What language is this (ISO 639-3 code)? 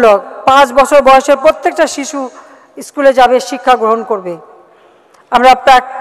ron